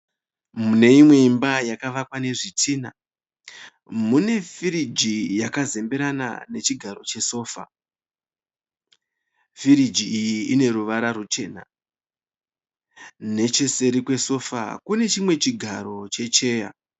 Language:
Shona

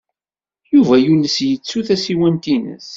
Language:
Kabyle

